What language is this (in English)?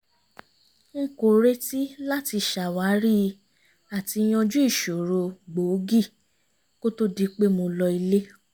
Yoruba